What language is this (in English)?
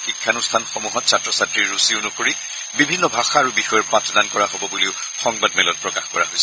Assamese